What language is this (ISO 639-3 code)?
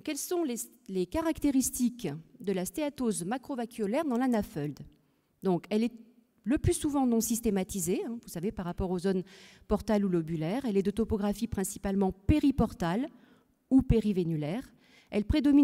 fra